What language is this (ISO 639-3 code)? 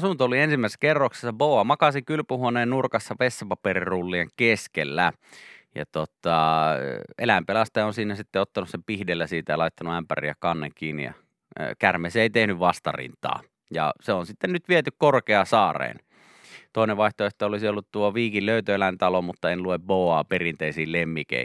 fin